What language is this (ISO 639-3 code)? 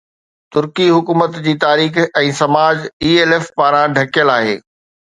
snd